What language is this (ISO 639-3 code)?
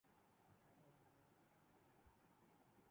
urd